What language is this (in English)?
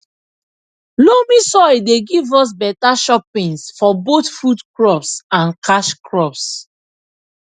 Nigerian Pidgin